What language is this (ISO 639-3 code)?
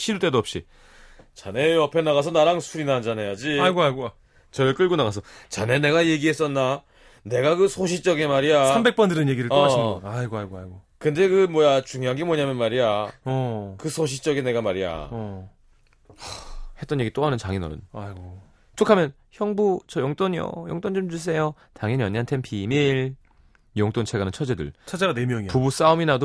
kor